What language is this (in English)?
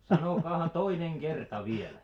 Finnish